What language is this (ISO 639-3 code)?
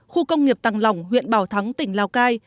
vie